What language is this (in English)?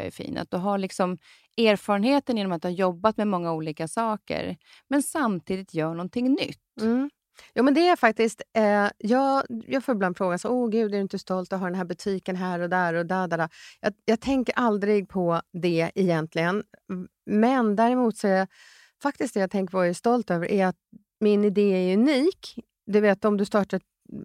Swedish